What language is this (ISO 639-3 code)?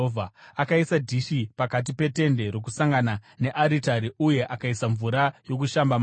sna